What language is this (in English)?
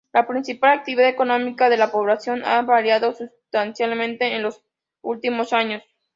Spanish